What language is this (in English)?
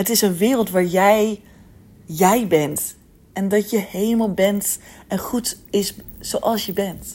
Dutch